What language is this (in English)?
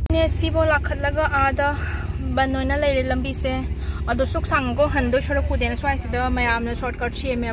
Thai